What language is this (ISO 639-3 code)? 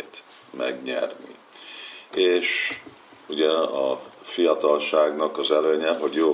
hun